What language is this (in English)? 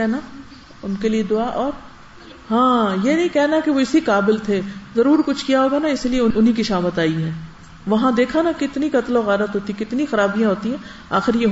Urdu